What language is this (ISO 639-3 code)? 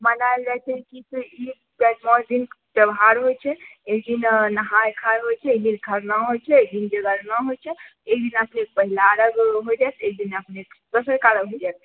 mai